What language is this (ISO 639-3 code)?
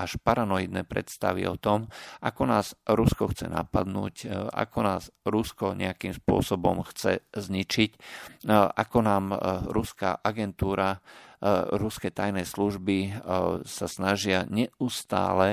slk